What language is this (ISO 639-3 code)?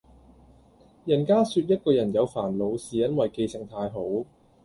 yue